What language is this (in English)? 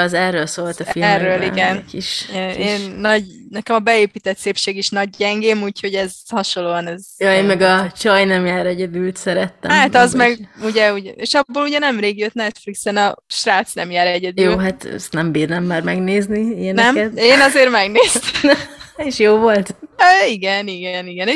Hungarian